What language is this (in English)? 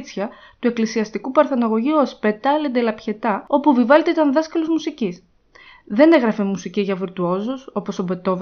Greek